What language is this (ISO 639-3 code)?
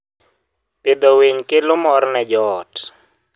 luo